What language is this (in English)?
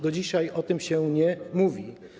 Polish